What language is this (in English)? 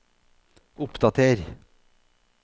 Norwegian